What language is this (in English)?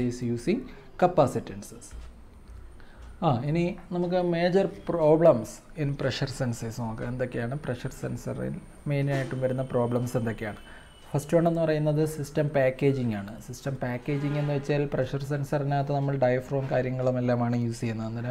Malayalam